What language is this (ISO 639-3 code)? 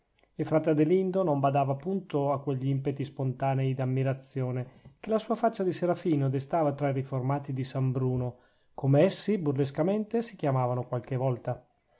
ita